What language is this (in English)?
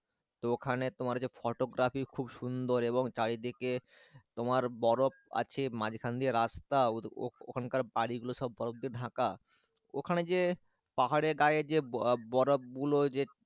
Bangla